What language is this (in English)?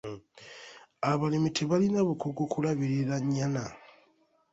Ganda